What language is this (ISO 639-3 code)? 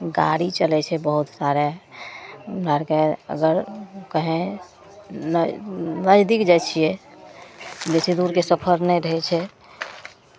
mai